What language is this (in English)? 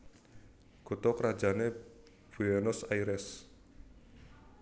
Javanese